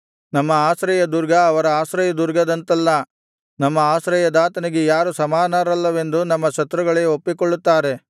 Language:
Kannada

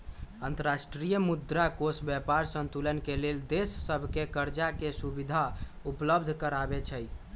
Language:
Magahi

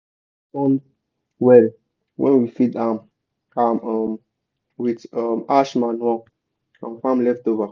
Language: Nigerian Pidgin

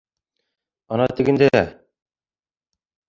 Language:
Bashkir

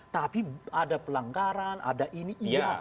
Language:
Indonesian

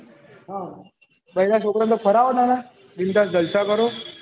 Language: Gujarati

